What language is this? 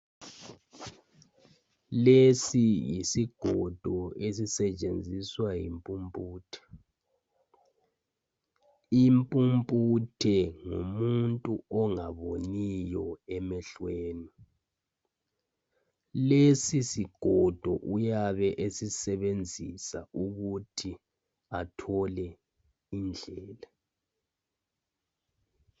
North Ndebele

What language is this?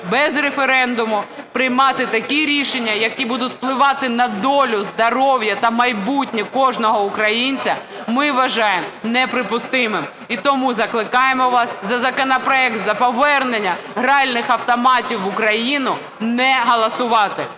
Ukrainian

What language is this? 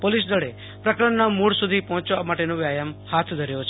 Gujarati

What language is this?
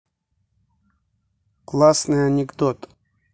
Russian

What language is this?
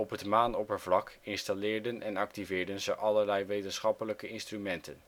Dutch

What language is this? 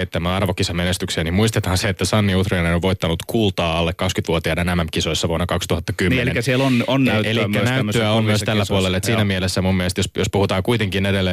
Finnish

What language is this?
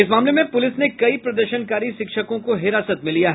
Hindi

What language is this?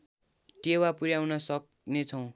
Nepali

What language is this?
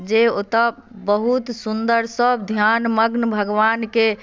Maithili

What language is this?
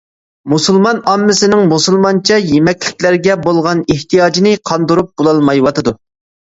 Uyghur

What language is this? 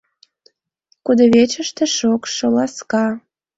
Mari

